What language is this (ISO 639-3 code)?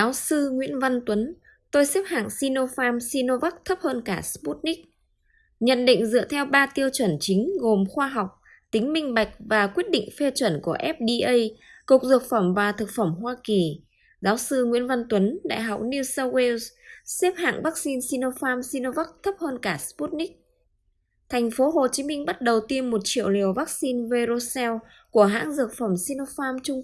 vie